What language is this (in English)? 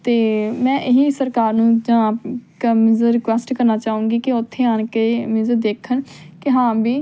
Punjabi